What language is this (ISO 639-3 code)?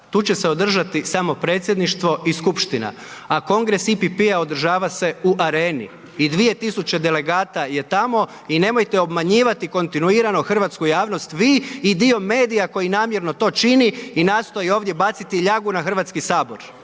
hrv